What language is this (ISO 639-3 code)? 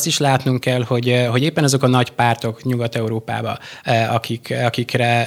hun